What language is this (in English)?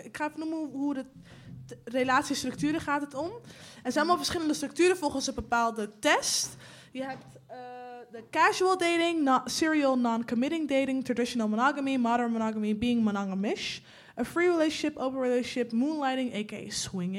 Dutch